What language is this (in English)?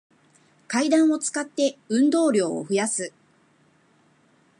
Japanese